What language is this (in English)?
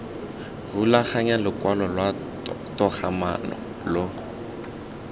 Tswana